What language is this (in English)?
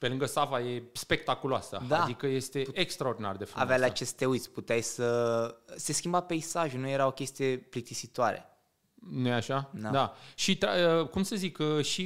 Romanian